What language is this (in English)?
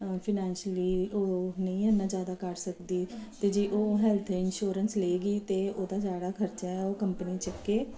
Punjabi